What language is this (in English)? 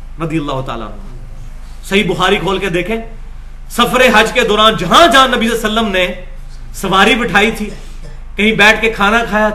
Urdu